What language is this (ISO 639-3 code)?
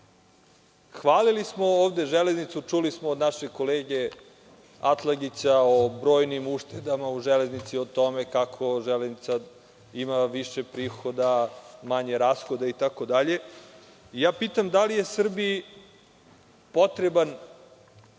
srp